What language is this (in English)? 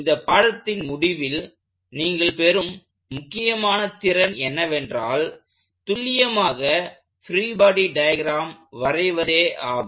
Tamil